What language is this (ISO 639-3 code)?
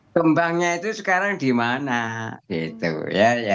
ind